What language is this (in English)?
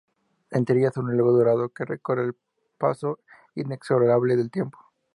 Spanish